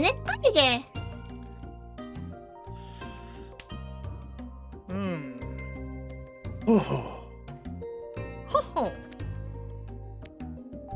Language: Korean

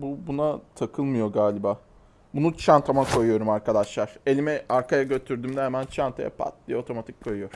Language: Turkish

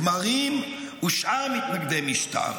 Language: Hebrew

